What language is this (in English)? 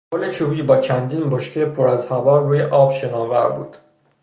Persian